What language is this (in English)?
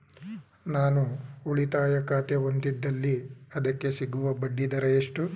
Kannada